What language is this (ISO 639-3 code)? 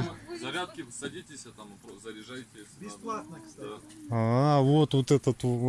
rus